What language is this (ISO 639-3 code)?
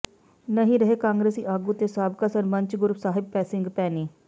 pan